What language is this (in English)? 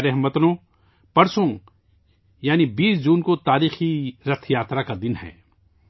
Urdu